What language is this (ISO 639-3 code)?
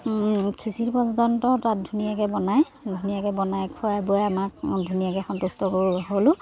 asm